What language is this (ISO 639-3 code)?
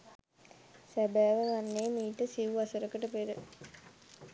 sin